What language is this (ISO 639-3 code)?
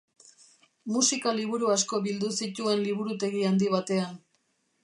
eus